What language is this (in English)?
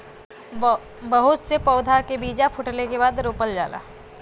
Bhojpuri